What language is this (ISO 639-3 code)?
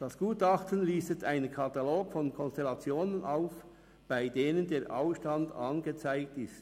gsw